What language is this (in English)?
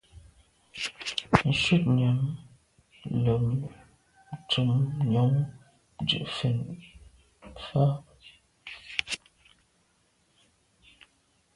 Medumba